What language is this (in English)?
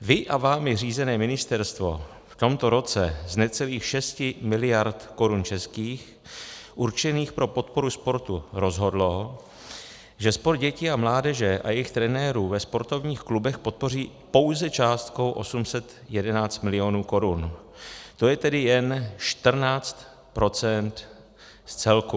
Czech